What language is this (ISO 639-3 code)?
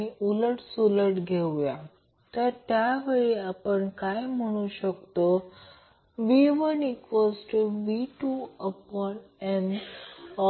mar